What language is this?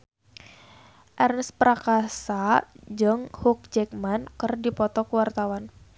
Sundanese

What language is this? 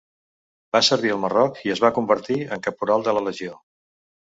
Catalan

